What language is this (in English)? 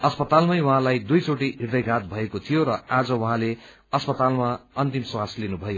Nepali